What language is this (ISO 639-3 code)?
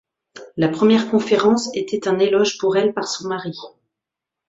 fra